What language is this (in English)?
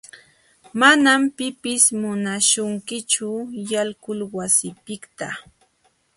Jauja Wanca Quechua